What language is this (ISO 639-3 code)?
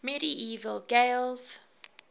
eng